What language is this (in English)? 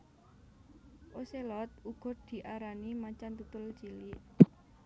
Javanese